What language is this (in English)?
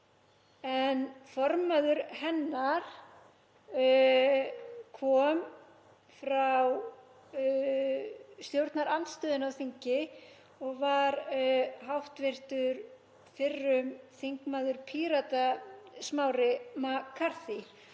Icelandic